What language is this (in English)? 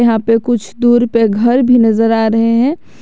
Hindi